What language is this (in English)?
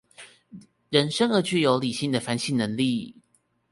Chinese